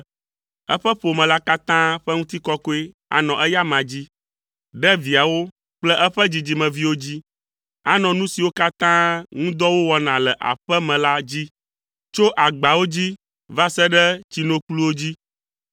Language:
Ewe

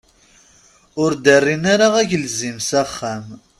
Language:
Kabyle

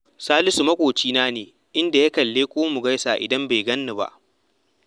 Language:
Hausa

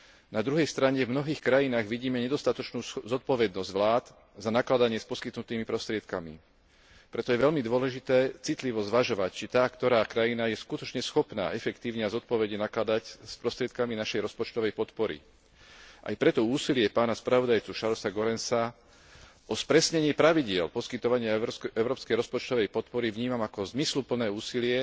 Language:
Slovak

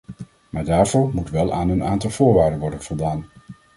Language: Dutch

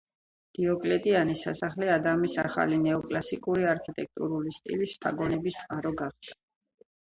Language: Georgian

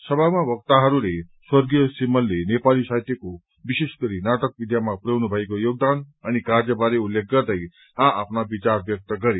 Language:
Nepali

